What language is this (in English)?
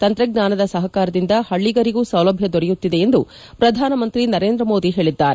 Kannada